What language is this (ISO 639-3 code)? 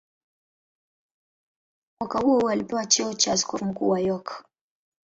swa